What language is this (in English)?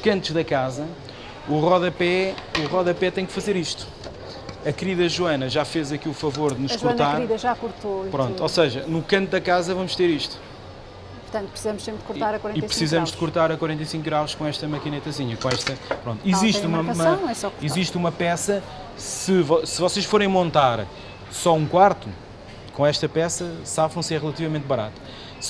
Portuguese